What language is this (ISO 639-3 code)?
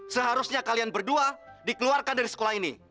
ind